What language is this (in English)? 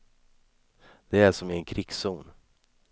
Swedish